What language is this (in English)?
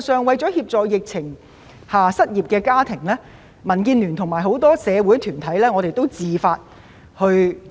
Cantonese